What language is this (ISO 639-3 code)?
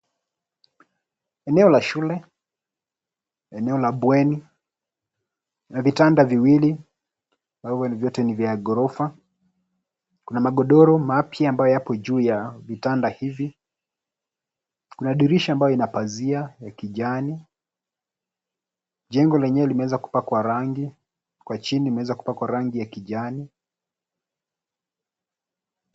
swa